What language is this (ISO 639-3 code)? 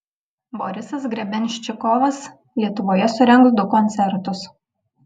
lit